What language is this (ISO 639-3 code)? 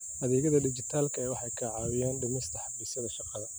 som